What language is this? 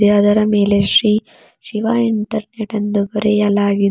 Kannada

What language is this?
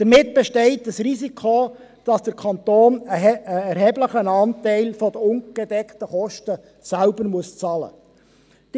Swiss German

